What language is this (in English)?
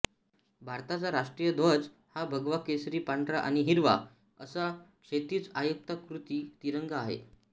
Marathi